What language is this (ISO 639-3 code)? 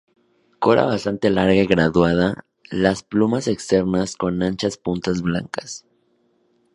spa